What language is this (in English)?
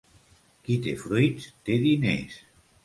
Catalan